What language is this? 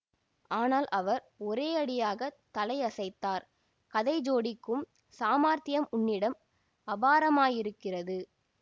Tamil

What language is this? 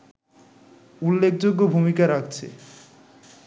Bangla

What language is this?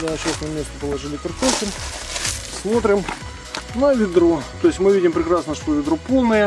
Russian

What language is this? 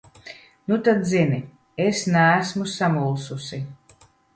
Latvian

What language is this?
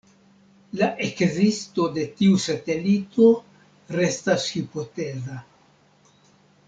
Esperanto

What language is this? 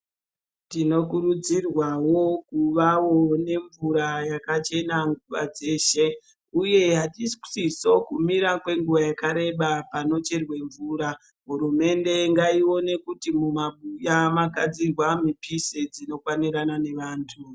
Ndau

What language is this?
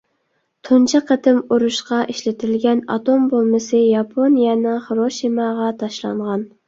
Uyghur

